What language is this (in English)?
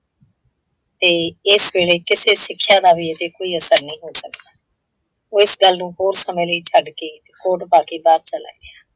Punjabi